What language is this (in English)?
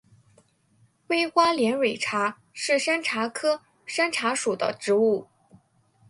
Chinese